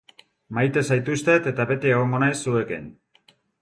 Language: Basque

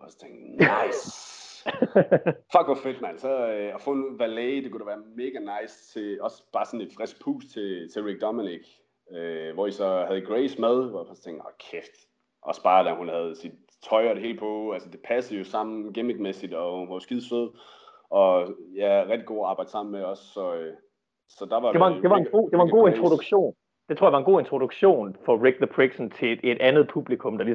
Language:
Danish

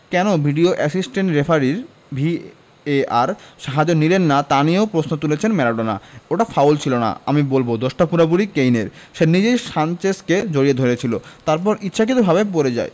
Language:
Bangla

